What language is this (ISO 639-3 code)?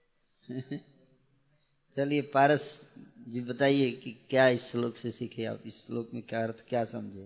hin